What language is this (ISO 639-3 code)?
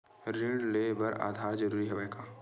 hne